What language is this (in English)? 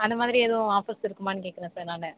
Tamil